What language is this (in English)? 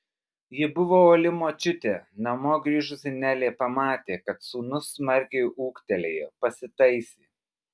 Lithuanian